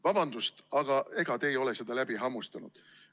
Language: Estonian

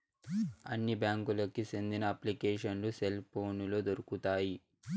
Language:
Telugu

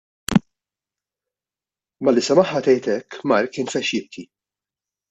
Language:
Maltese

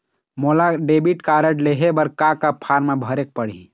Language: Chhattisgarhi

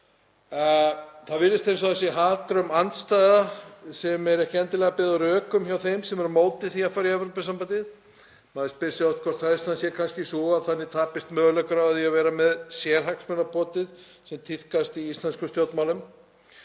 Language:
Icelandic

